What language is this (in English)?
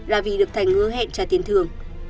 Vietnamese